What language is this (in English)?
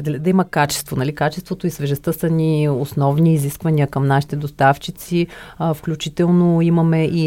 Bulgarian